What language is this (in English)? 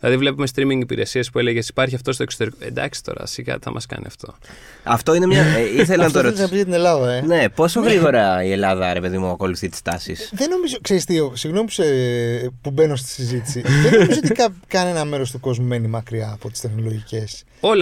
Greek